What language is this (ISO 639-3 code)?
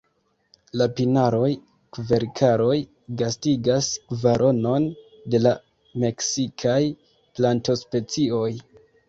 epo